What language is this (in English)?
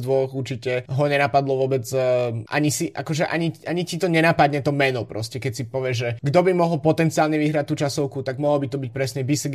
Slovak